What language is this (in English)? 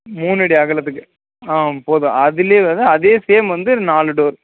Tamil